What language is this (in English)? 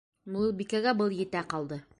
Bashkir